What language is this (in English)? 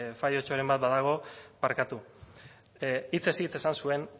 Basque